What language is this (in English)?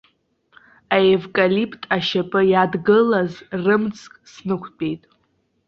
Abkhazian